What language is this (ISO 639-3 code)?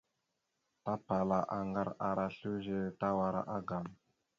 mxu